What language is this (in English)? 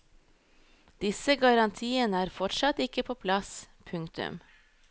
Norwegian